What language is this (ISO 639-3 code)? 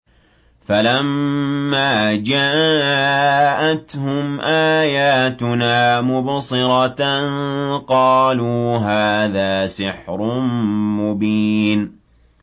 ara